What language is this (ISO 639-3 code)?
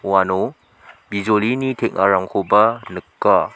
grt